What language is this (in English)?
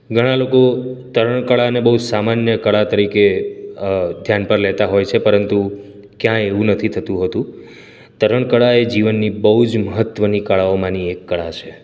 Gujarati